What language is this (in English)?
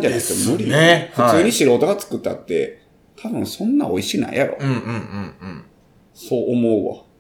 Japanese